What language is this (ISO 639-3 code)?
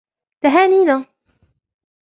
ara